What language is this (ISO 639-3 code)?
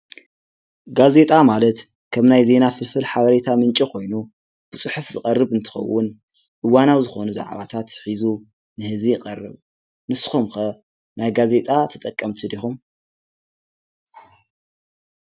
tir